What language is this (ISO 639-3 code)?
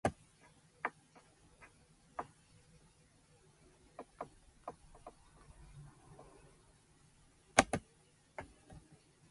jpn